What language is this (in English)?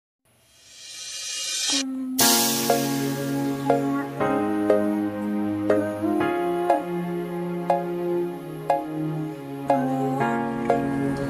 Indonesian